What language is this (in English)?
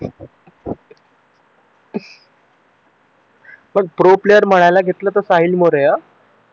Marathi